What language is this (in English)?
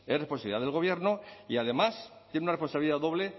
Spanish